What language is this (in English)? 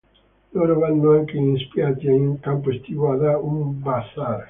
Italian